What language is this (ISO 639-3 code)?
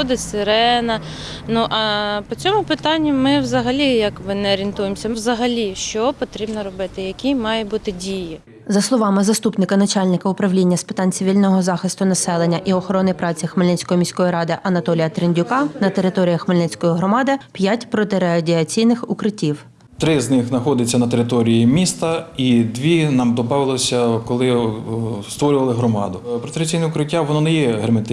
ukr